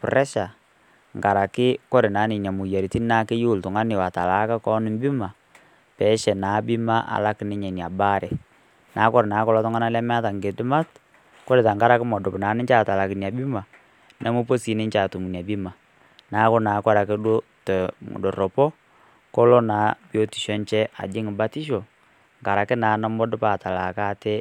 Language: Masai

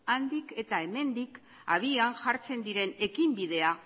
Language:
Basque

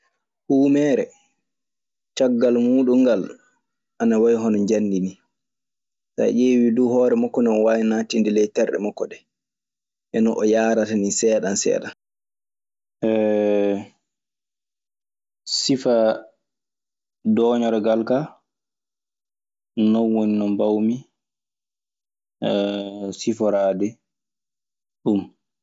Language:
Maasina Fulfulde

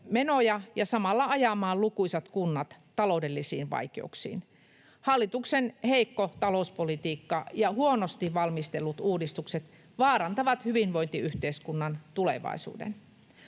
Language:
Finnish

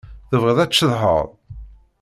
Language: Kabyle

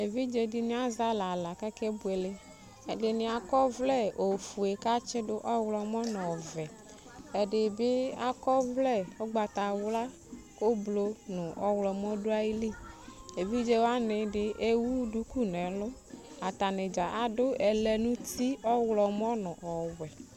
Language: Ikposo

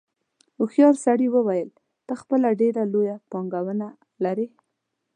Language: Pashto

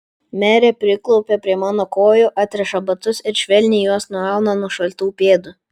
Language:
Lithuanian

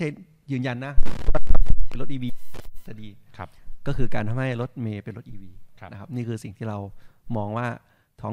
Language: Thai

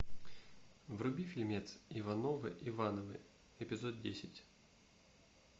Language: Russian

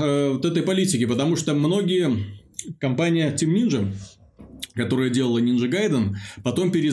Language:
Russian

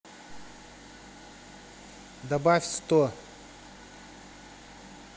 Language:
Russian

